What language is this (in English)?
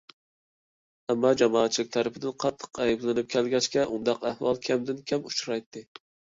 Uyghur